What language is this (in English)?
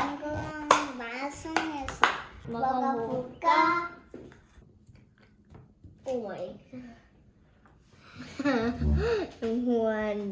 Korean